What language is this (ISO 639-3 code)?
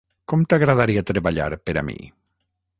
cat